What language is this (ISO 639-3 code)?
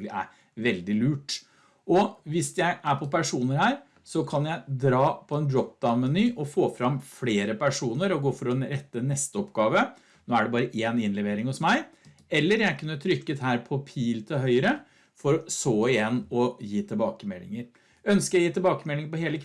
nor